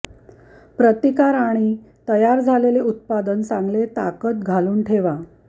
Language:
Marathi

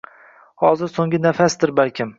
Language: Uzbek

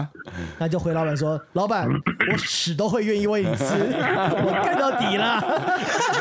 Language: Chinese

